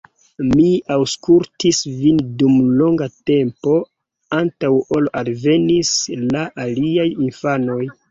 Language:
Esperanto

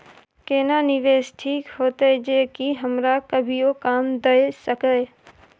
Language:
Maithili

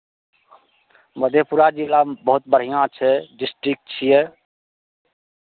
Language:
Maithili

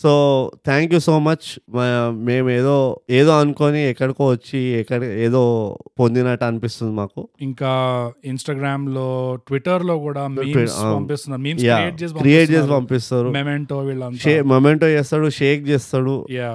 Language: Telugu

